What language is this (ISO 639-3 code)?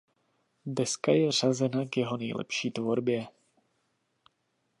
ces